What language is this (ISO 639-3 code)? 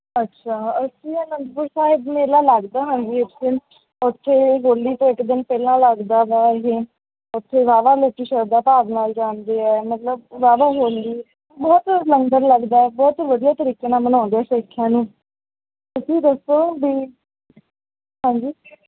pan